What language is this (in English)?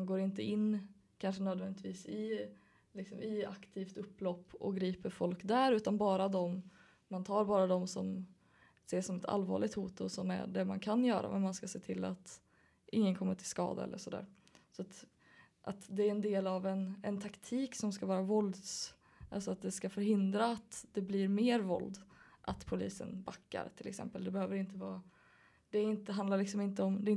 Swedish